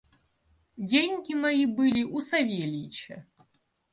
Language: Russian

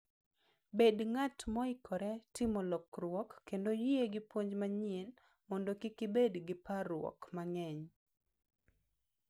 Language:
Luo (Kenya and Tanzania)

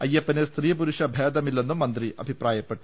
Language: Malayalam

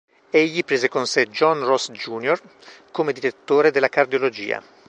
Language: Italian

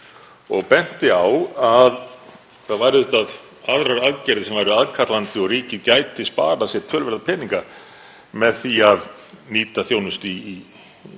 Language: Icelandic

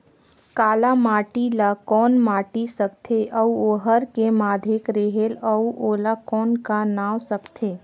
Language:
Chhattisgarhi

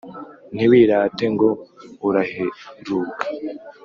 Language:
Kinyarwanda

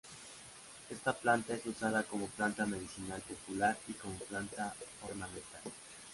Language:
Spanish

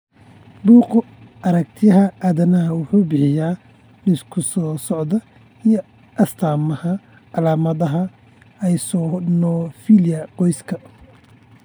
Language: Somali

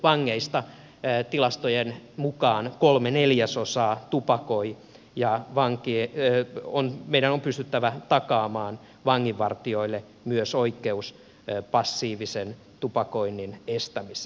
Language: Finnish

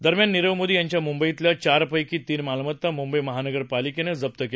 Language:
Marathi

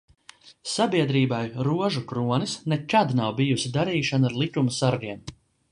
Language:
Latvian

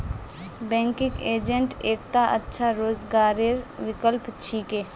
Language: Magahi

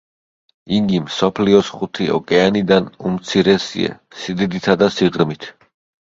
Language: Georgian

